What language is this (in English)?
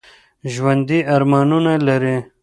Pashto